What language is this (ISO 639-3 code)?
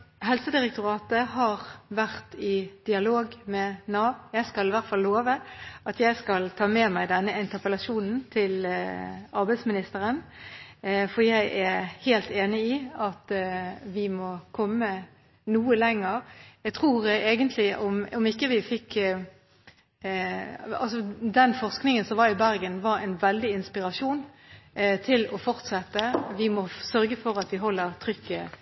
nob